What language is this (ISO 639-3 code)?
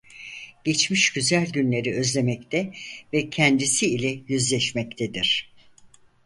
tur